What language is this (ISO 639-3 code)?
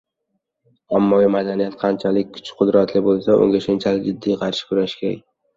uzb